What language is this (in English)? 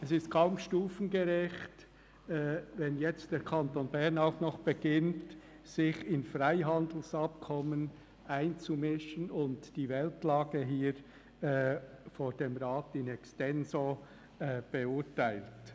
Swiss German